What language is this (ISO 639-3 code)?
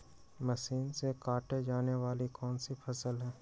mag